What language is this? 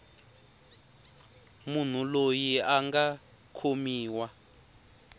Tsonga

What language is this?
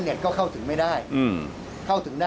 Thai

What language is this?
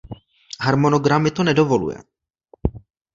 Czech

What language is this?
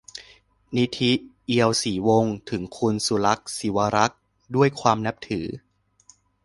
Thai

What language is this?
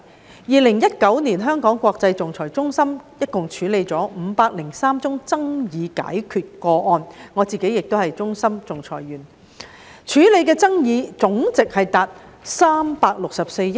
Cantonese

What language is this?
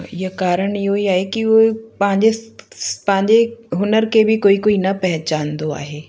Sindhi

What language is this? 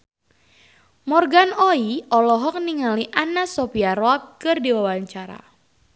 Sundanese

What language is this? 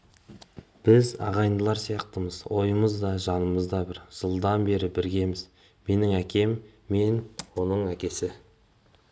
Kazakh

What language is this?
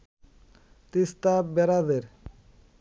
Bangla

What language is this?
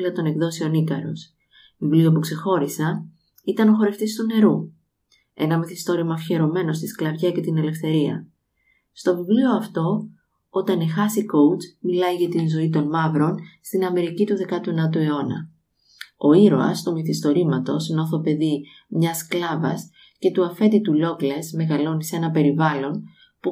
Greek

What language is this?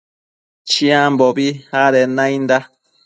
Matsés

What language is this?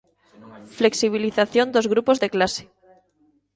Galician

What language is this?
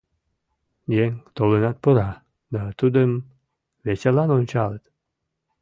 Mari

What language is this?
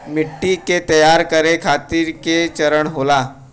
Bhojpuri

